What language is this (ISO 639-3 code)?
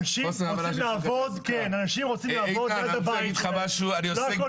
heb